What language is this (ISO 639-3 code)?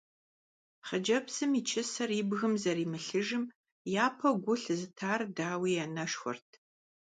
kbd